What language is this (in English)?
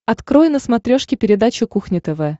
Russian